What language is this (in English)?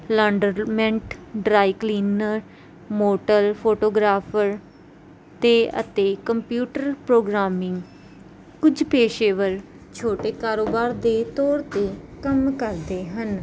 Punjabi